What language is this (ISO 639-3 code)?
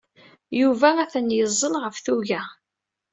kab